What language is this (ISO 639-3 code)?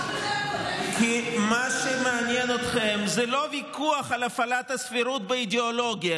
heb